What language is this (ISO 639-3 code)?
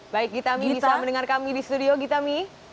ind